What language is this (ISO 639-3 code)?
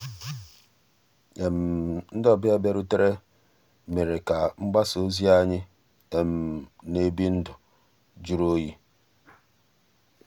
ibo